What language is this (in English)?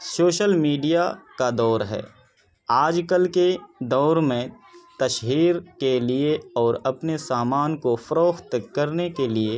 Urdu